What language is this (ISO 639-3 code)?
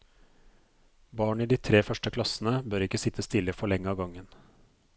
nor